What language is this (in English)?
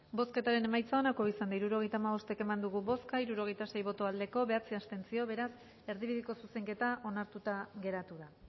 Basque